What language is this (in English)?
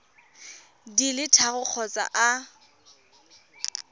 Tswana